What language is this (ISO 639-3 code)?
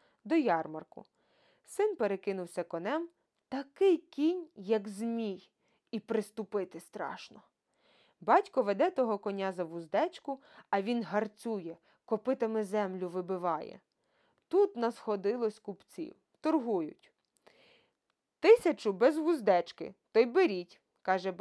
ukr